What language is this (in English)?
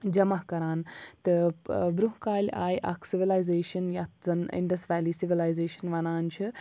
Kashmiri